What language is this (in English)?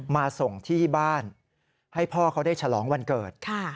Thai